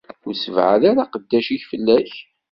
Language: Kabyle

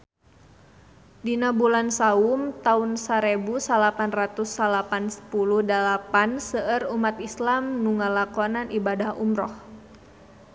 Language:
Sundanese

